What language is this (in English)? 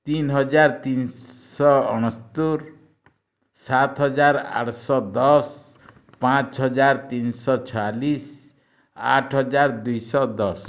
Odia